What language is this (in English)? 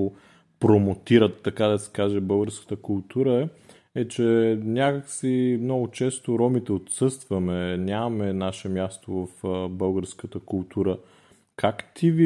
Bulgarian